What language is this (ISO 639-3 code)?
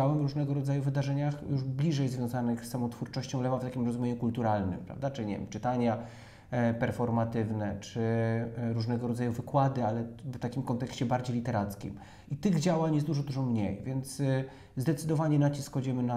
pol